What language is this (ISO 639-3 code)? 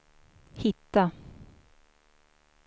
swe